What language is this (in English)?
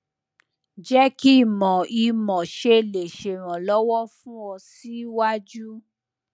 Yoruba